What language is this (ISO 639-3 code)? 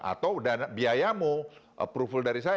ind